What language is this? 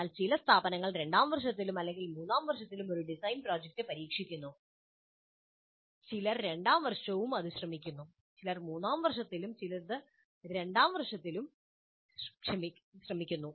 Malayalam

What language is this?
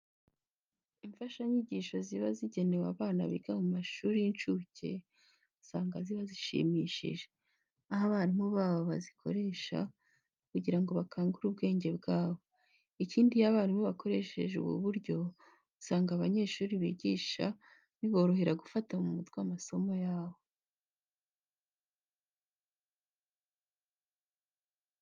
Kinyarwanda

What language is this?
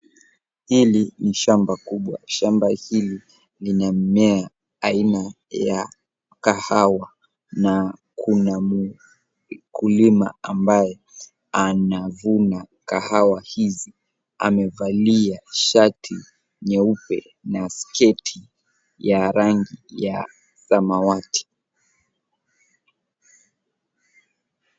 Swahili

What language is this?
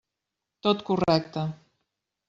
Catalan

